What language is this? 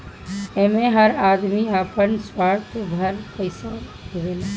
Bhojpuri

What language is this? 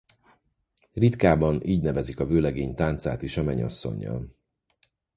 Hungarian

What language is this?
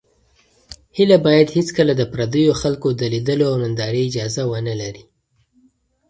Pashto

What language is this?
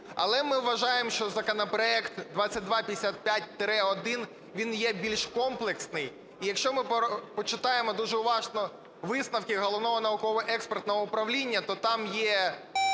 Ukrainian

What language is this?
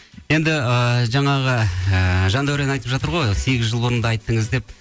Kazakh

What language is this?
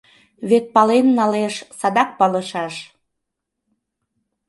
Mari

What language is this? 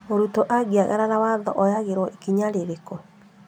Kikuyu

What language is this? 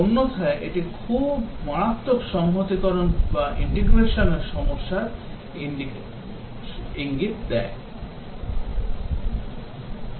Bangla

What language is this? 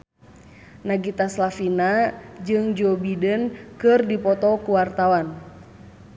Sundanese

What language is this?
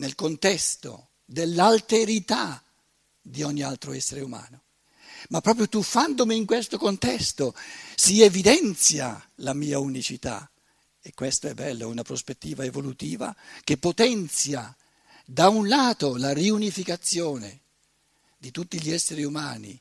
Italian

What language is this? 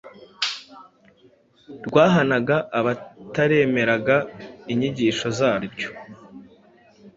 Kinyarwanda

